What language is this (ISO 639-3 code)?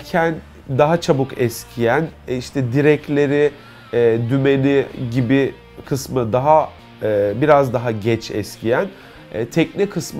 tur